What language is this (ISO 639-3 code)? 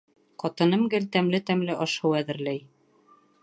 bak